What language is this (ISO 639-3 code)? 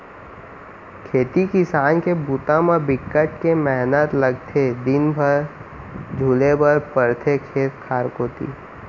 hne